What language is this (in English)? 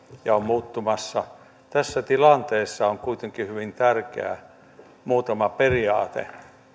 Finnish